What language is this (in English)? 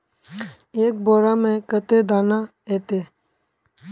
Magahi